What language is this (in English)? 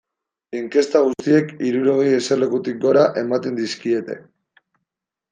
Basque